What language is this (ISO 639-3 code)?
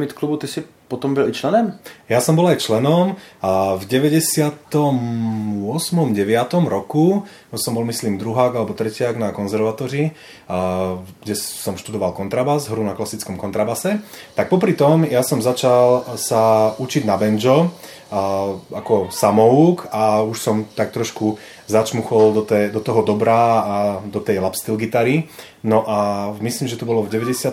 ces